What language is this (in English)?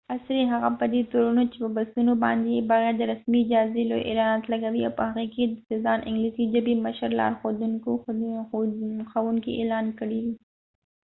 Pashto